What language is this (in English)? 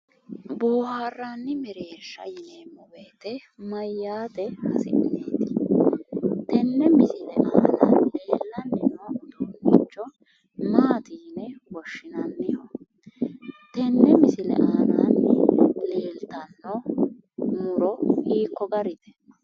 Sidamo